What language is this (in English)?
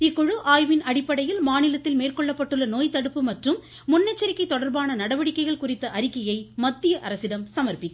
Tamil